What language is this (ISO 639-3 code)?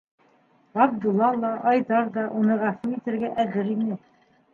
bak